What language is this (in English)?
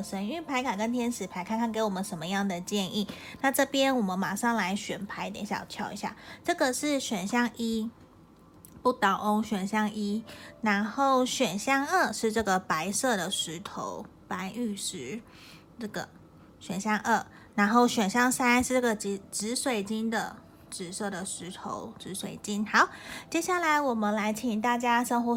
Chinese